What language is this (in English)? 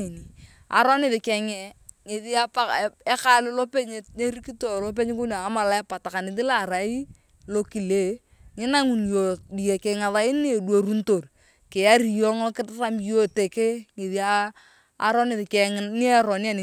Turkana